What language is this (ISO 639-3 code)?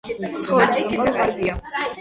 kat